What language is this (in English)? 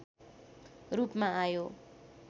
Nepali